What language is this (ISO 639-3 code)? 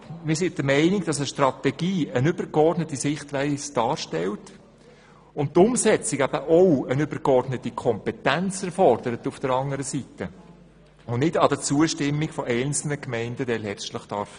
gsw